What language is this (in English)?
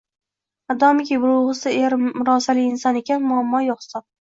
Uzbek